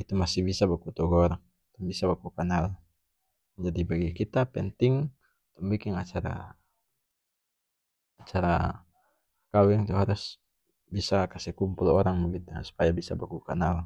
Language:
North Moluccan Malay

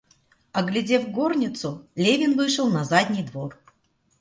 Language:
Russian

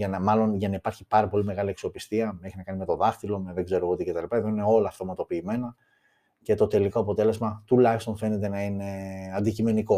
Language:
Greek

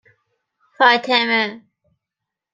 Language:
Persian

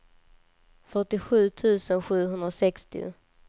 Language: Swedish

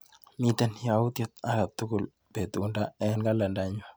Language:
Kalenjin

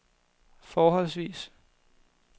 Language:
Danish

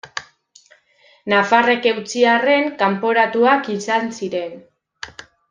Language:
Basque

